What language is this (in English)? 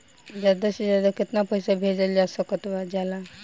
Bhojpuri